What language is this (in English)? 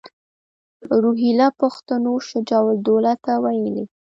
Pashto